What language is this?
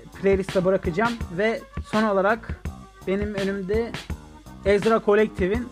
Turkish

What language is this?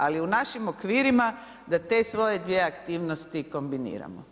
Croatian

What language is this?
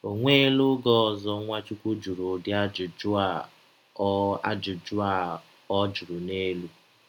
Igbo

